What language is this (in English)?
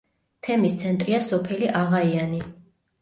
Georgian